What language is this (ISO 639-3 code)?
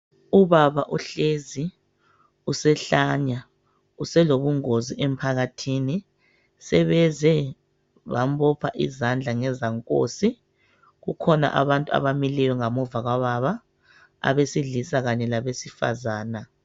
nde